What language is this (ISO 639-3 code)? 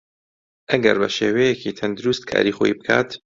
ckb